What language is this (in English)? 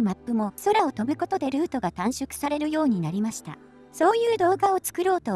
Japanese